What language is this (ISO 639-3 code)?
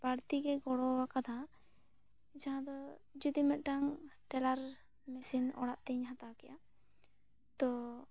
sat